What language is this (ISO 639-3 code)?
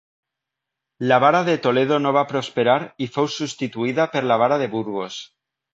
cat